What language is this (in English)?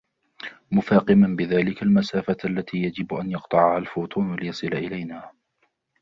Arabic